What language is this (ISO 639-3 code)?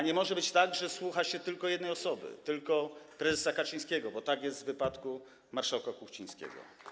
pol